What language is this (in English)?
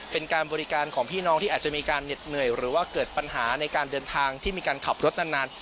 Thai